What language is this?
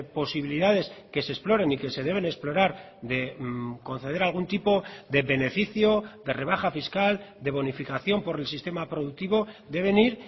Spanish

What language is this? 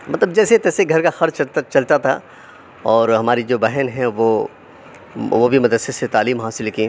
Urdu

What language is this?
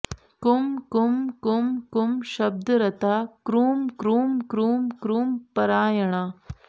Sanskrit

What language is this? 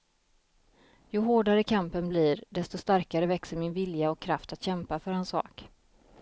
Swedish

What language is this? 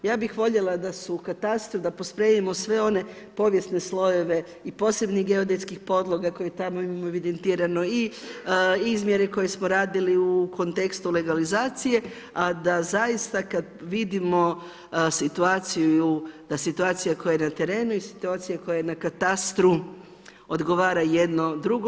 Croatian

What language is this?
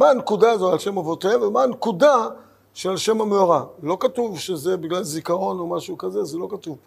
Hebrew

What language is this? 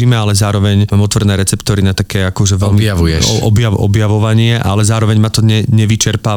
Slovak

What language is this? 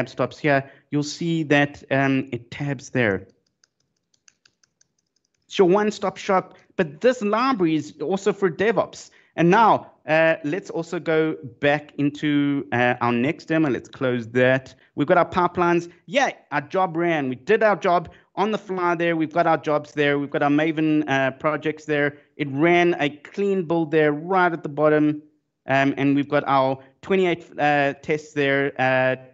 English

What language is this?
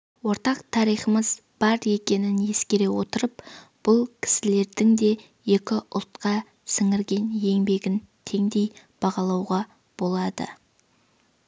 Kazakh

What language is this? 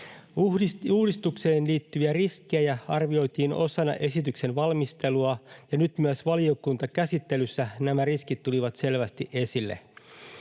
Finnish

